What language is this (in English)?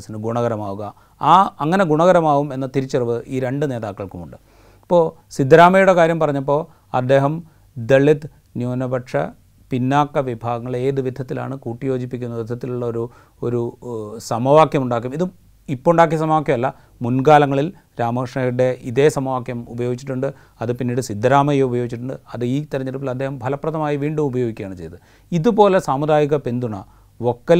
Malayalam